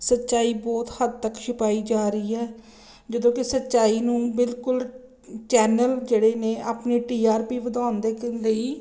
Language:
Punjabi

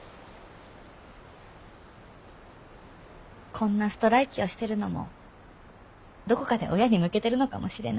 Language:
Japanese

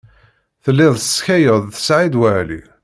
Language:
Kabyle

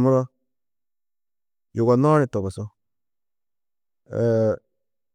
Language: Tedaga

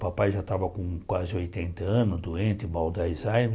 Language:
Portuguese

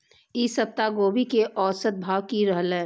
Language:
Maithili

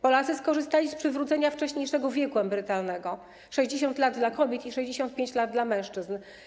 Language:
Polish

